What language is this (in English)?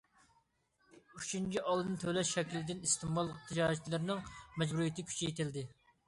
Uyghur